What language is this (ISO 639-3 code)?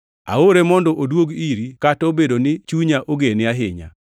luo